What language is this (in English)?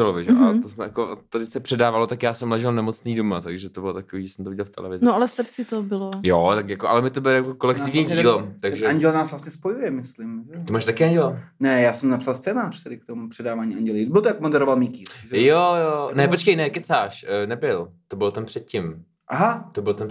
Czech